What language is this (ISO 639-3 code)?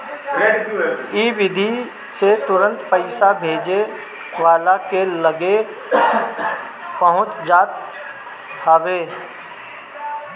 bho